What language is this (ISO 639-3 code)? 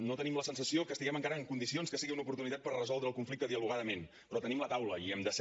cat